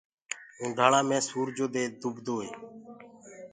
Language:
Gurgula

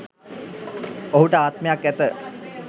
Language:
Sinhala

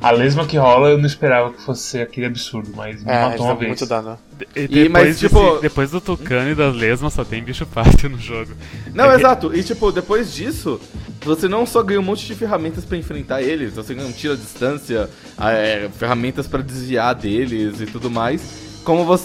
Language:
Portuguese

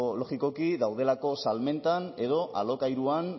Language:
Basque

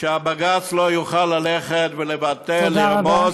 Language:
Hebrew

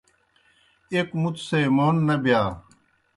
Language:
Kohistani Shina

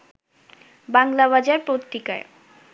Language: Bangla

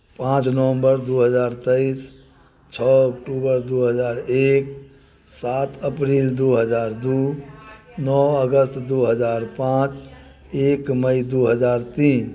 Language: Maithili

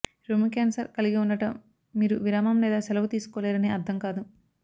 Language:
Telugu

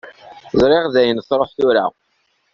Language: Kabyle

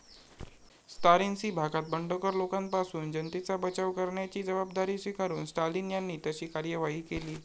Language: Marathi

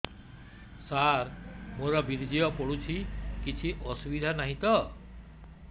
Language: Odia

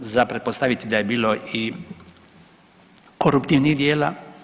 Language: Croatian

